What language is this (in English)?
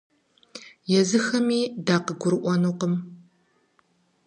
Kabardian